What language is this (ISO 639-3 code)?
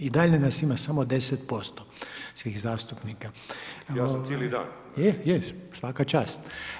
hrv